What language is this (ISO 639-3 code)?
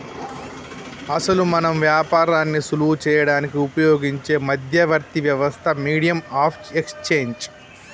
tel